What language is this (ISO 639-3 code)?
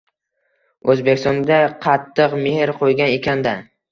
uzb